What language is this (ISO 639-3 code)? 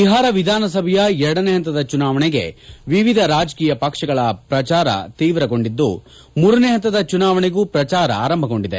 kan